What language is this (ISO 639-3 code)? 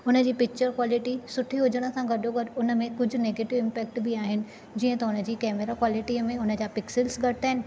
snd